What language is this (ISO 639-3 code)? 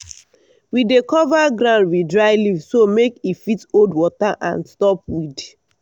pcm